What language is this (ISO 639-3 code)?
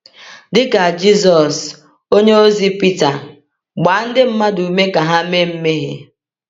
ibo